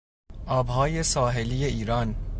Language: Persian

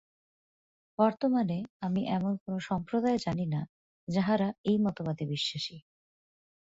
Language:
Bangla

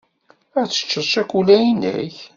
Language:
Kabyle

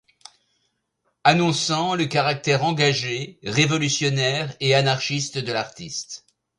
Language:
French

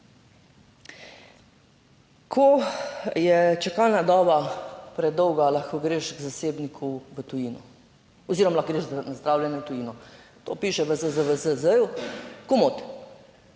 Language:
Slovenian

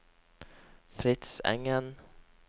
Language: Norwegian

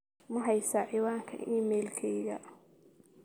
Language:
Somali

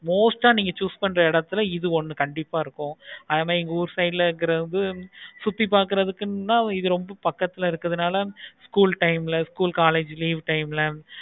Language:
Tamil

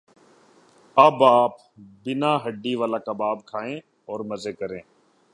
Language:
Urdu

